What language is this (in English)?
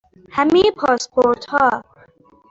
Persian